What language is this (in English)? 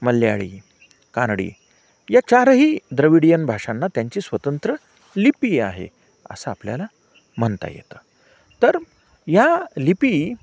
Marathi